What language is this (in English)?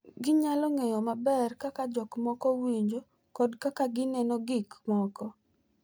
Luo (Kenya and Tanzania)